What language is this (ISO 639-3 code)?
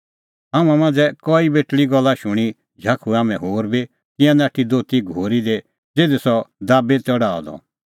kfx